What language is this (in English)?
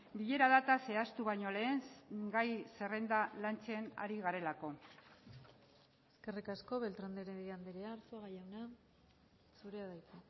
Basque